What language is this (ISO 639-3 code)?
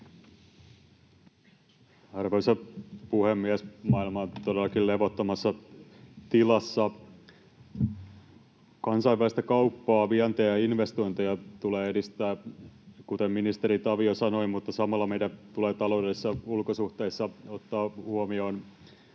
fin